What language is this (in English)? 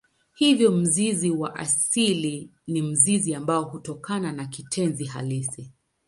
Swahili